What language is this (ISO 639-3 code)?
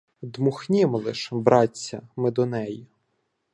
ukr